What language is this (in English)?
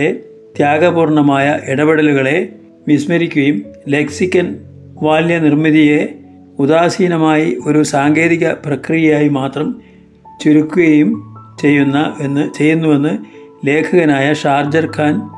Malayalam